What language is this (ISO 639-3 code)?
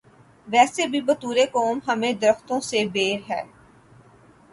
urd